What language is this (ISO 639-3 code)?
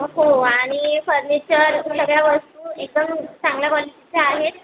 mar